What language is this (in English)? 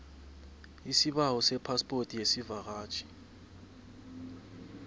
South Ndebele